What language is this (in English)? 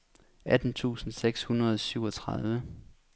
Danish